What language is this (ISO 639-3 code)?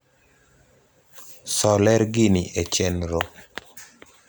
luo